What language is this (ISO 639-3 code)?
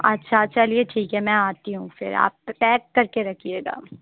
urd